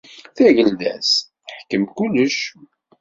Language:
Kabyle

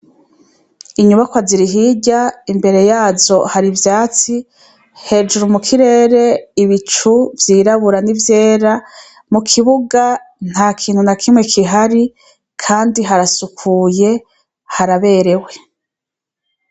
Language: Rundi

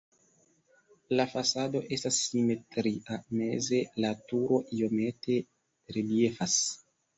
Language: Esperanto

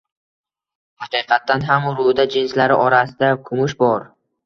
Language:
Uzbek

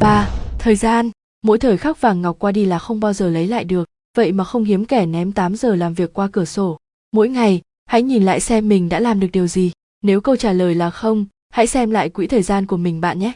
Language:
Vietnamese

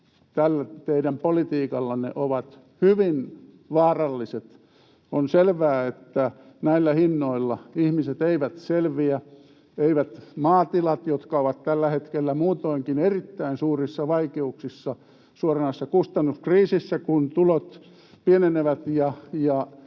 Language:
Finnish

